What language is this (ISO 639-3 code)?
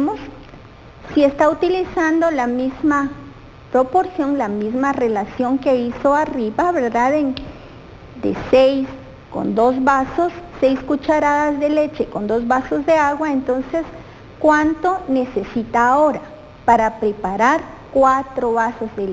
spa